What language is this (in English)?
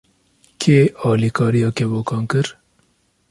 Kurdish